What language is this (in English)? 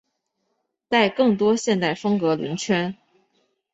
Chinese